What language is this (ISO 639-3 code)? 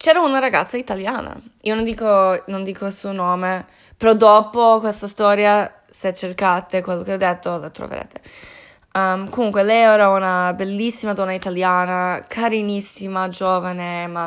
ita